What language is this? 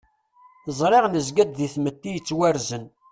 Kabyle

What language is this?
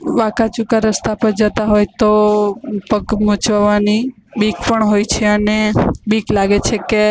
Gujarati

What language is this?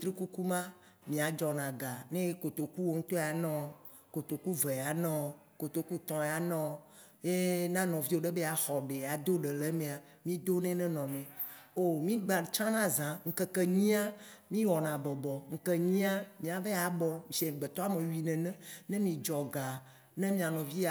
Waci Gbe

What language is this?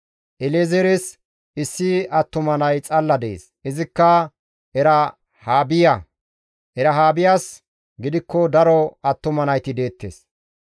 Gamo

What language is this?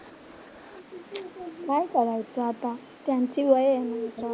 Marathi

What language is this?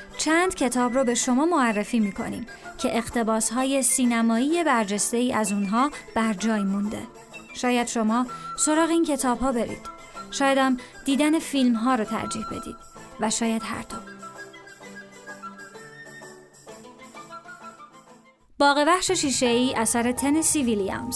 Persian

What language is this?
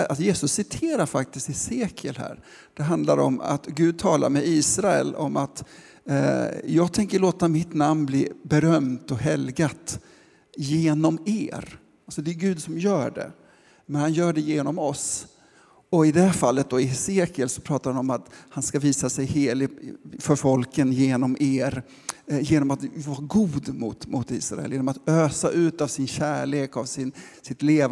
Swedish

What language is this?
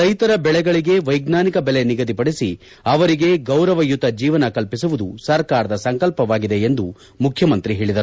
Kannada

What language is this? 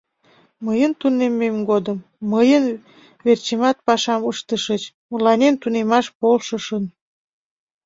Mari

